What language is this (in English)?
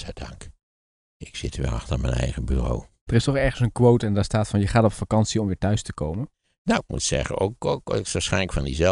Dutch